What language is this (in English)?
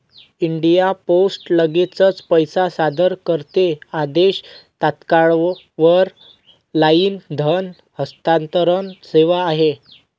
Marathi